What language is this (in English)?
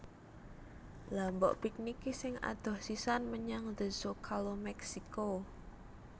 Javanese